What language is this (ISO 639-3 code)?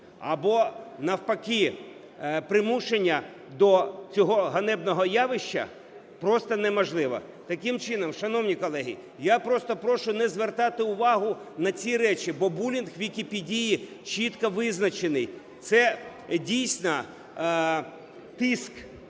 ukr